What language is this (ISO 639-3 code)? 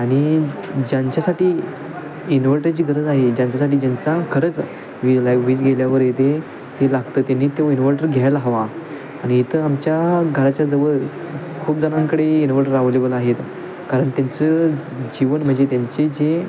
mar